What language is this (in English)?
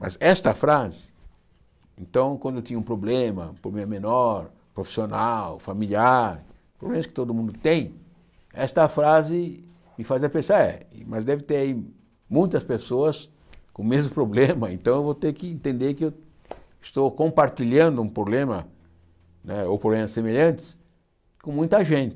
Portuguese